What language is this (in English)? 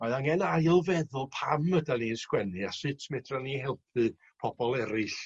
Welsh